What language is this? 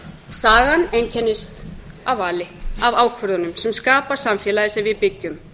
Icelandic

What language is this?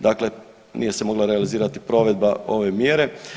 Croatian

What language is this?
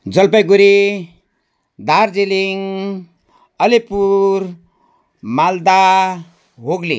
Nepali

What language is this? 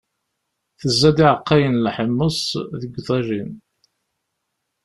Kabyle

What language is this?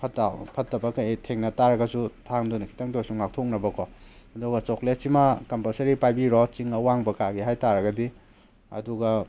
Manipuri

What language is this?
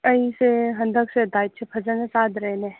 Manipuri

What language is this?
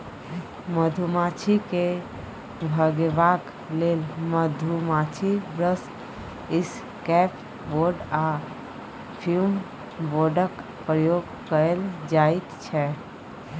Maithili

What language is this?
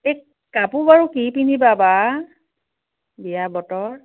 Assamese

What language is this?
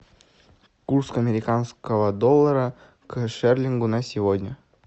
Russian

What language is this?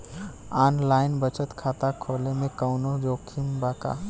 Bhojpuri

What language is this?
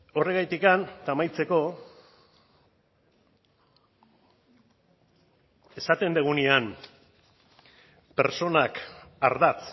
Basque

